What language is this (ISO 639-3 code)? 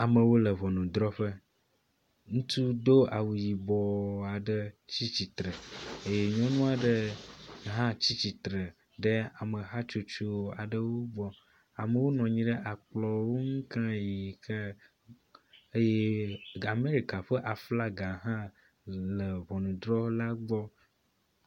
ewe